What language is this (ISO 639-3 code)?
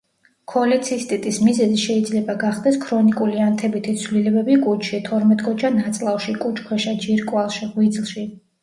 kat